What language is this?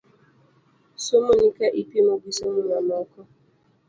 Luo (Kenya and Tanzania)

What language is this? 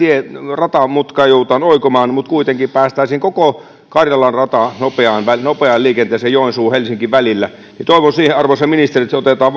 Finnish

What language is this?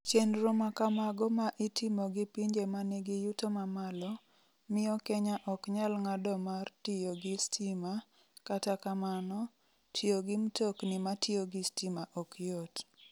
Luo (Kenya and Tanzania)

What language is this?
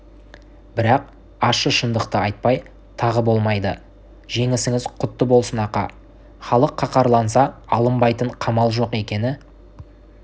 Kazakh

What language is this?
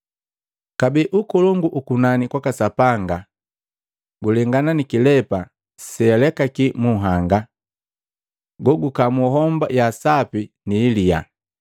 Matengo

